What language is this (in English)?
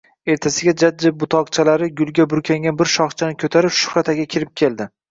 Uzbek